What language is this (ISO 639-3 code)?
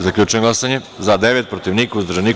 srp